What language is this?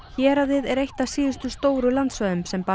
Icelandic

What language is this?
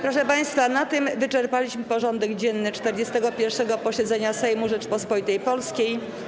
Polish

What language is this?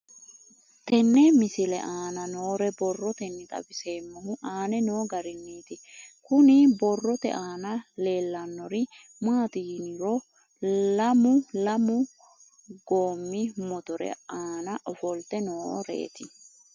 Sidamo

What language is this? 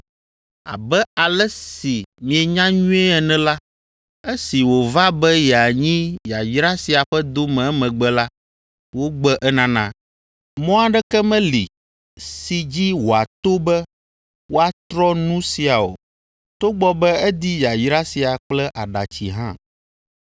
Ewe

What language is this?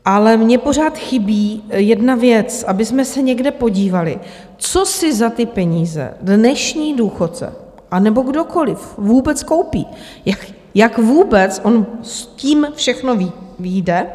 Czech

